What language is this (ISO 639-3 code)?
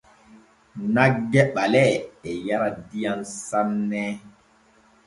fue